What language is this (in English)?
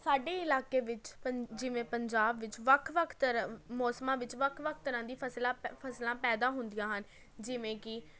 Punjabi